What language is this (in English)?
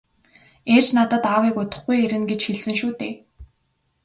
Mongolian